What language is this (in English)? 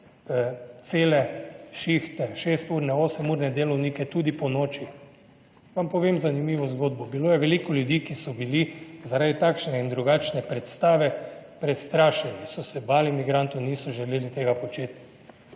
Slovenian